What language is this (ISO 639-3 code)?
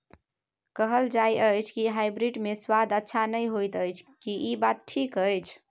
mai